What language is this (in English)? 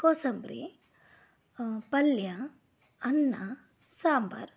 Kannada